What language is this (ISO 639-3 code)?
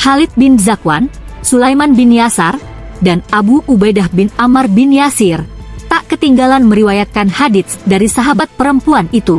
ind